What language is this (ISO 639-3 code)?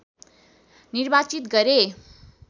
nep